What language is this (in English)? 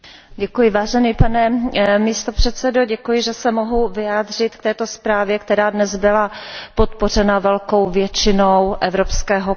Czech